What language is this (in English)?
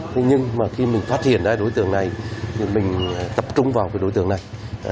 Vietnamese